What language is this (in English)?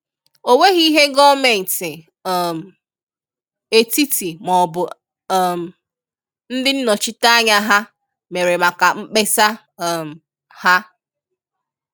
Igbo